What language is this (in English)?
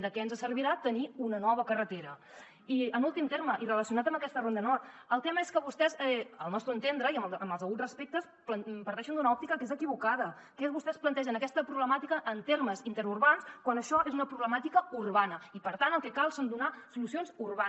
Catalan